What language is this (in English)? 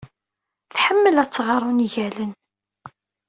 Kabyle